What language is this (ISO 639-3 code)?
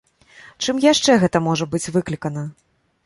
bel